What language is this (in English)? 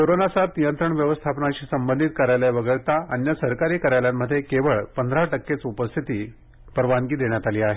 Marathi